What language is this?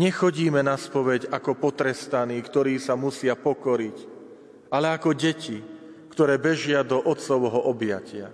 Slovak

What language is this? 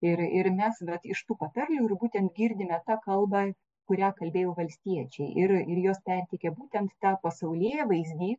Lithuanian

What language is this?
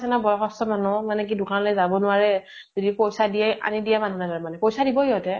Assamese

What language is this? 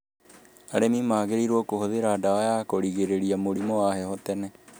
Kikuyu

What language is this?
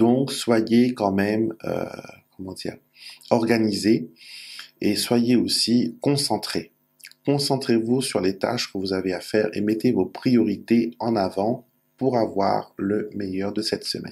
French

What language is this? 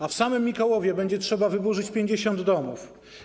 Polish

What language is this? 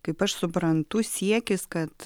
Lithuanian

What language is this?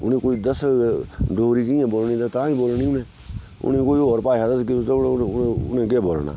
Dogri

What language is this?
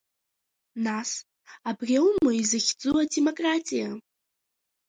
Abkhazian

